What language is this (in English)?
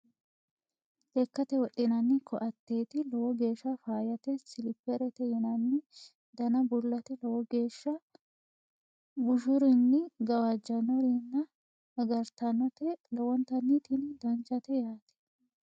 Sidamo